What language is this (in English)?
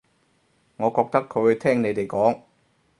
Cantonese